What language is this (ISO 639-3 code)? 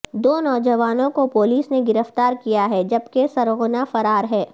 urd